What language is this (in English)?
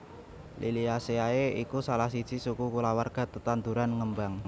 Javanese